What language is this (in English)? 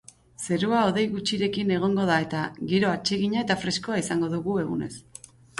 Basque